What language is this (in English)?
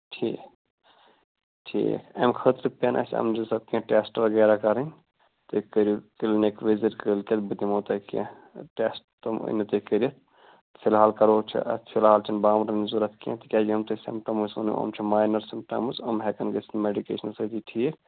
Kashmiri